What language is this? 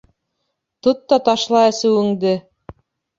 Bashkir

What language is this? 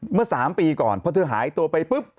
Thai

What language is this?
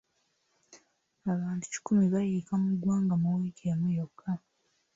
Ganda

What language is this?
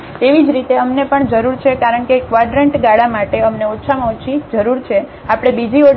Gujarati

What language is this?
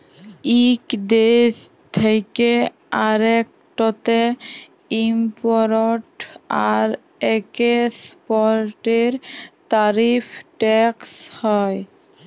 Bangla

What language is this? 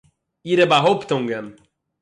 Yiddish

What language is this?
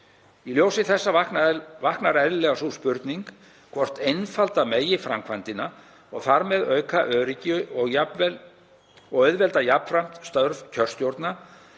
Icelandic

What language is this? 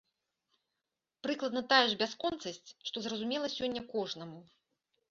Belarusian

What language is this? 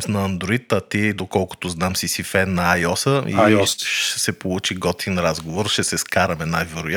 Bulgarian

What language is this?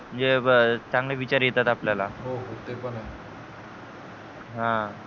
Marathi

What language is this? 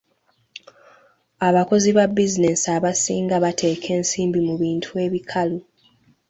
Ganda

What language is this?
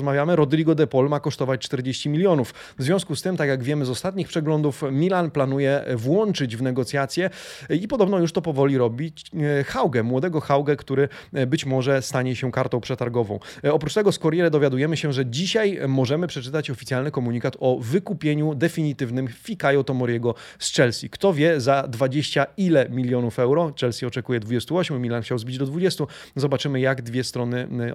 Polish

